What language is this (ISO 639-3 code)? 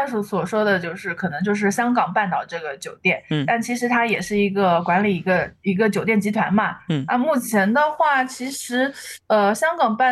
zho